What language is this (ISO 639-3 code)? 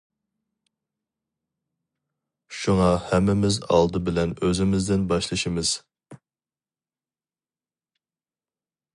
uig